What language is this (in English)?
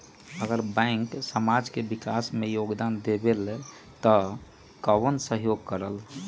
Magahi